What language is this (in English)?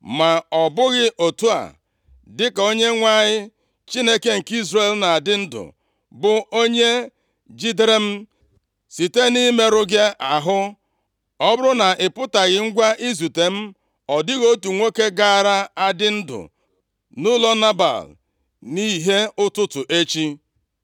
Igbo